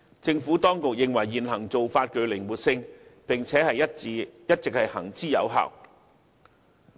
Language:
Cantonese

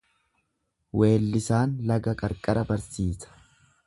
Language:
Oromo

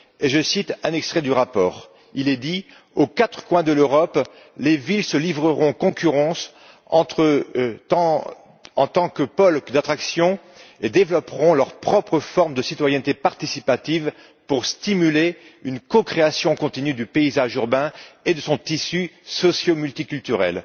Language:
French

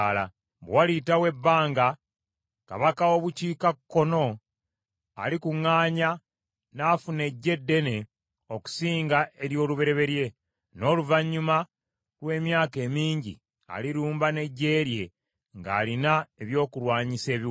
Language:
Ganda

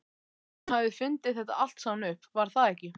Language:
Icelandic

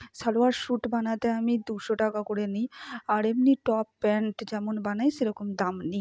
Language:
Bangla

